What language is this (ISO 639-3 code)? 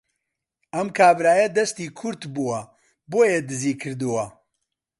ckb